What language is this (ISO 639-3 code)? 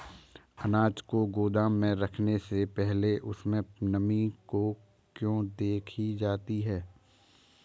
hin